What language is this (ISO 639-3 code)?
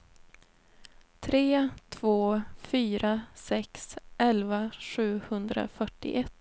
swe